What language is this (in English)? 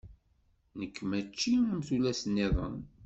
Kabyle